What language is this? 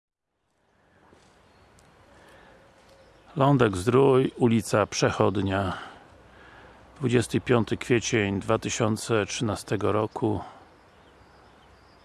Polish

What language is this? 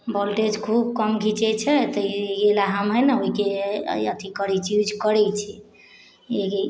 Maithili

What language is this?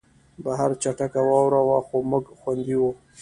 Pashto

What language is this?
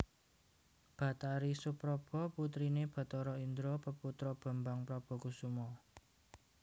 Javanese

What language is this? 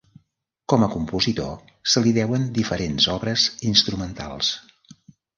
Catalan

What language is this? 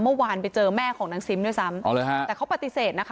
Thai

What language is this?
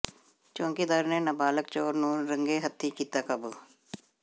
Punjabi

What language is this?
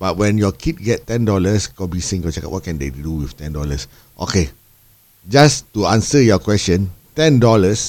Malay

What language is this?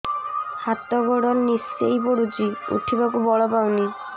Odia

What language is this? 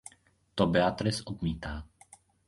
Czech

